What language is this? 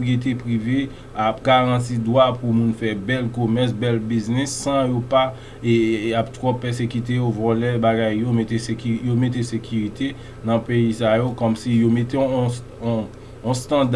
French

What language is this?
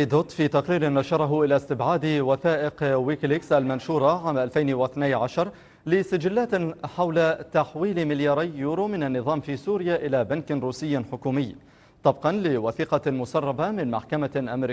Arabic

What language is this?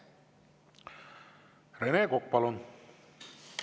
Estonian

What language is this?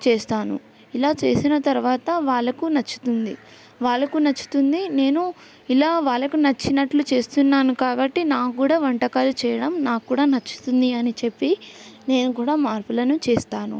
Telugu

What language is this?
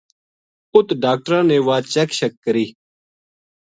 Gujari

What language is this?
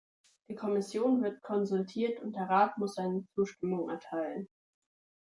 German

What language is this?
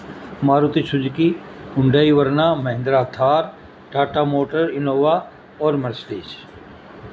Urdu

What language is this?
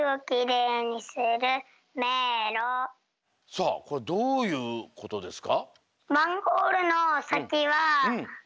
Japanese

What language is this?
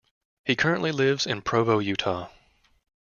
English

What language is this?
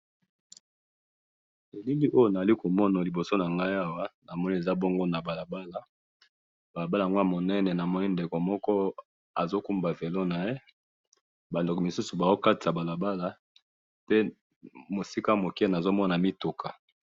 Lingala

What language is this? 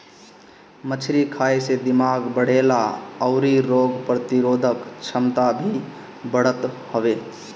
Bhojpuri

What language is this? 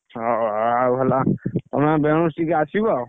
Odia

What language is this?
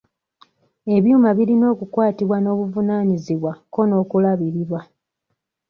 Ganda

